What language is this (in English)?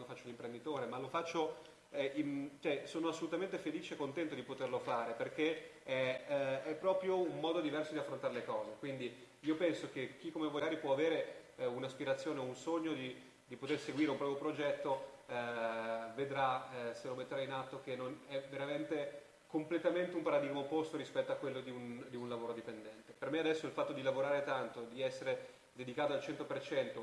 Italian